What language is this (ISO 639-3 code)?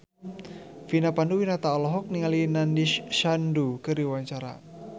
sun